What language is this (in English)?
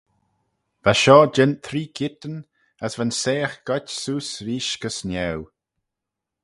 Manx